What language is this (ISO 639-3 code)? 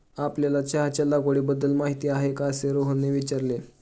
mar